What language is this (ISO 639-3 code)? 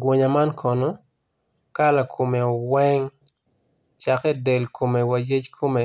ach